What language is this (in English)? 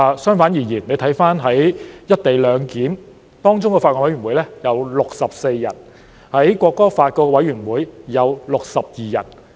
Cantonese